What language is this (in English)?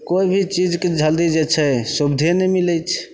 Maithili